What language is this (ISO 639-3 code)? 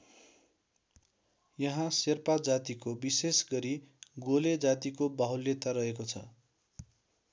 nep